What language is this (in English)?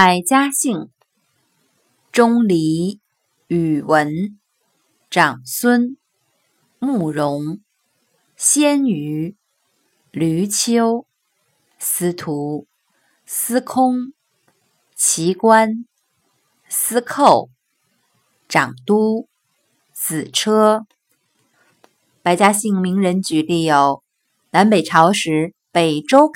Chinese